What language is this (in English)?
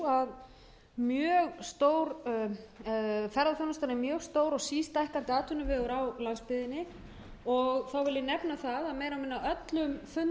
Icelandic